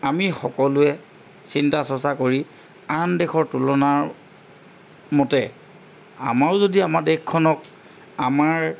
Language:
Assamese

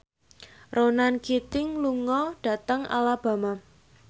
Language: Javanese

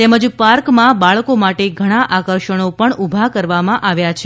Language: Gujarati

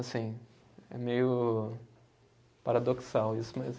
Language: Portuguese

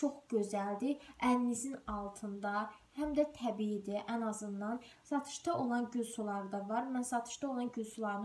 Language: Turkish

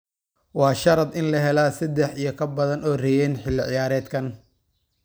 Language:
Somali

